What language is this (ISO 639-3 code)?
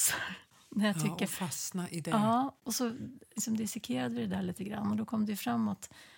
swe